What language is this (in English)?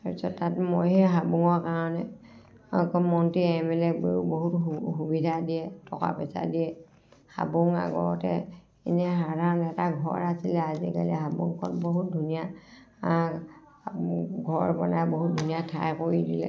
Assamese